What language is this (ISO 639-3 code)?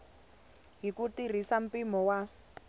tso